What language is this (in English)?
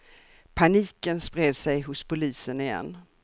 Swedish